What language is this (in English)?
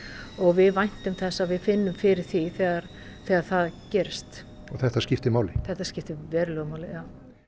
Icelandic